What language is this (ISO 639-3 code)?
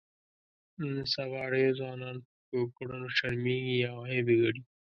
pus